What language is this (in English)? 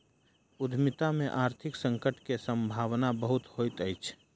Maithili